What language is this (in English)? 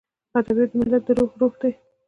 Pashto